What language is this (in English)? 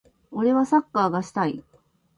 Japanese